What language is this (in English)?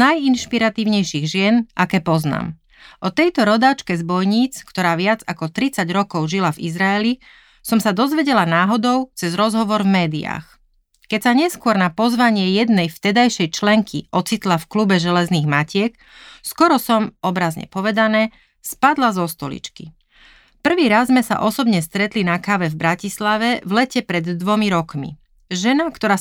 Slovak